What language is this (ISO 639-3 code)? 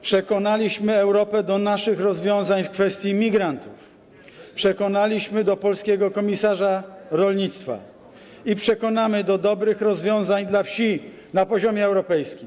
pol